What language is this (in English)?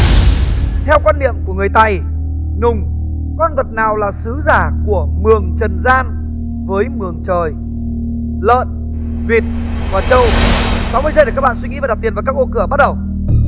Vietnamese